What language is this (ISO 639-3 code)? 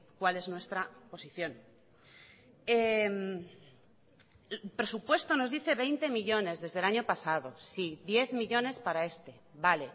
spa